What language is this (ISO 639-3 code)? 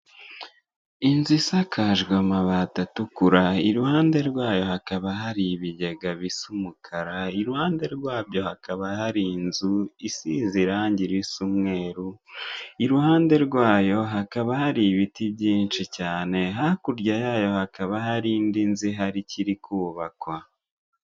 kin